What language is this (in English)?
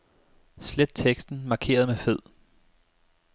Danish